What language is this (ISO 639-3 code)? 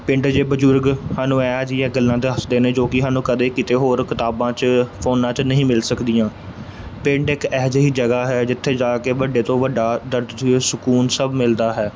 pan